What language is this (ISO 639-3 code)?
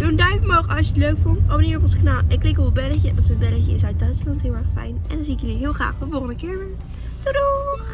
nld